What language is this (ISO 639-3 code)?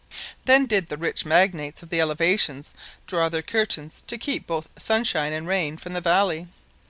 eng